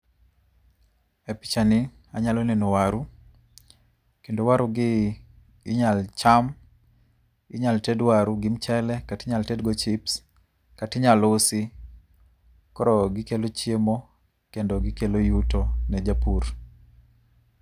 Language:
Luo (Kenya and Tanzania)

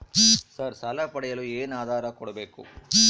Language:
Kannada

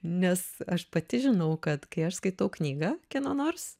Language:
Lithuanian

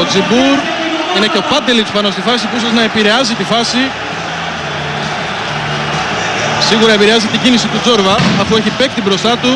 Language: Greek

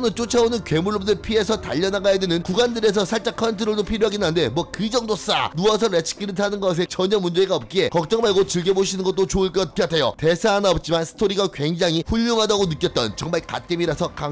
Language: Korean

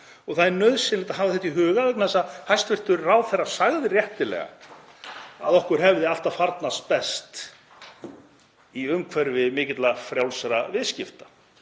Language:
Icelandic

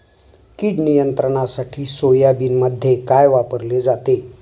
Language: Marathi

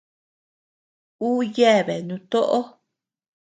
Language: Tepeuxila Cuicatec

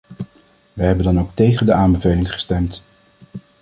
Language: Dutch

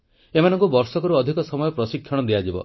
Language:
Odia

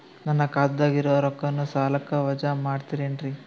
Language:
Kannada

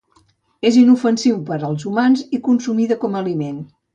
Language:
Catalan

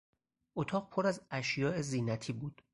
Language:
Persian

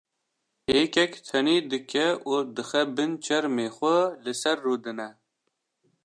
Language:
Kurdish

